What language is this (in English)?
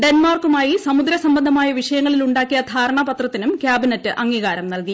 Malayalam